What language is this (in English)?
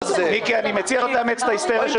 Hebrew